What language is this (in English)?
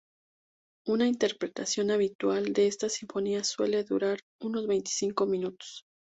Spanish